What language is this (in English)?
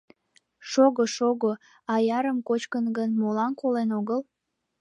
Mari